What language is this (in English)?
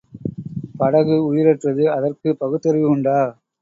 Tamil